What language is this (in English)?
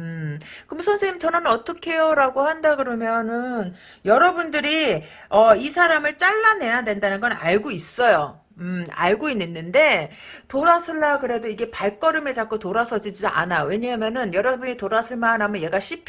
Korean